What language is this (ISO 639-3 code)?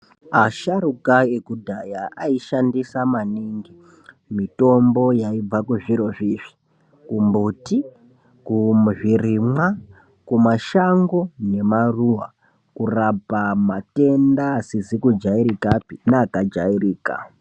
ndc